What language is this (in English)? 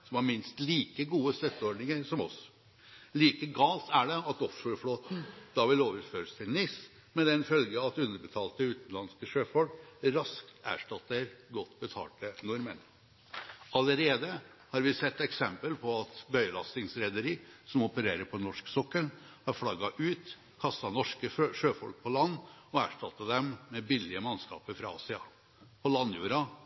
Norwegian Bokmål